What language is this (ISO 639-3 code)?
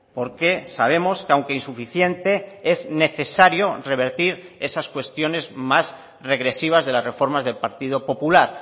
spa